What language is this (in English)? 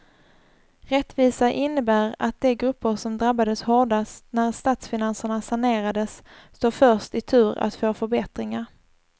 Swedish